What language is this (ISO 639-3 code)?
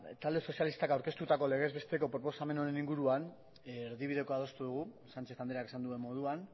eus